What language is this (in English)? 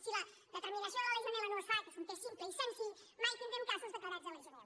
Catalan